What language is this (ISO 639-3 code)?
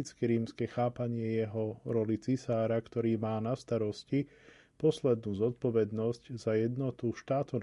slk